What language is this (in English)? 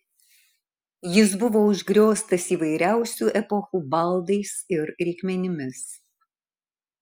Lithuanian